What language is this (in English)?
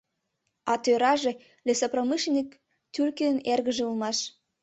Mari